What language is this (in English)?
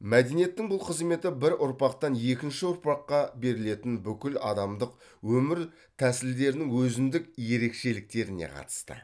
Kazakh